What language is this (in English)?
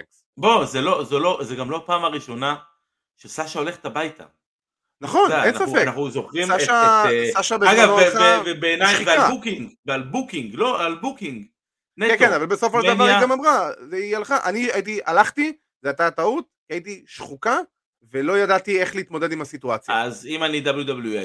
Hebrew